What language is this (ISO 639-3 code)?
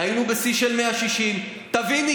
heb